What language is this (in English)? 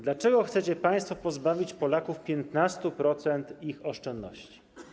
Polish